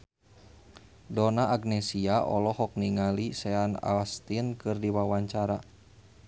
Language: Sundanese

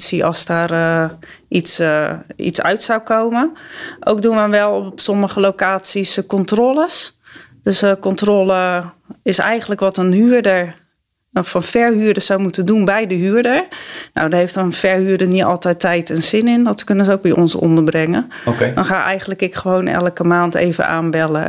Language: Dutch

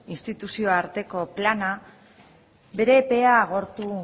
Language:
Basque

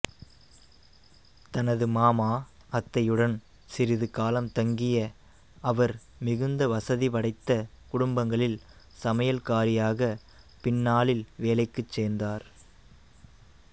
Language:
Tamil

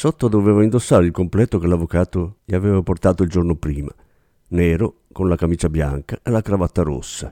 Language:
Italian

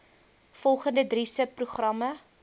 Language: Afrikaans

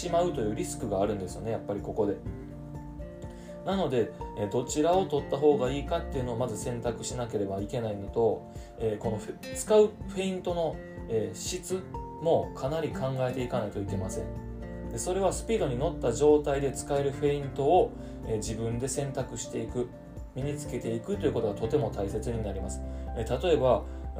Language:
Japanese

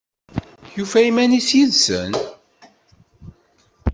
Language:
Kabyle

